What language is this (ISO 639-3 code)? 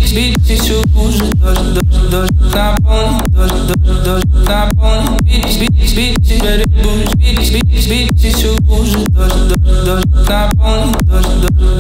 ron